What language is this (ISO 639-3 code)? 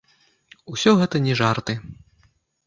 bel